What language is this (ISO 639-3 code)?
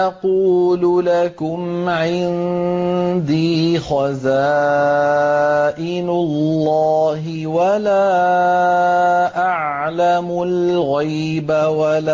ara